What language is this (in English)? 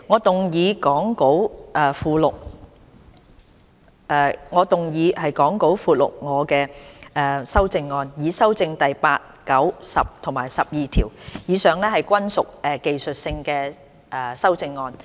Cantonese